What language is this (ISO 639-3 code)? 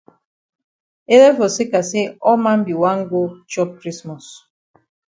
wes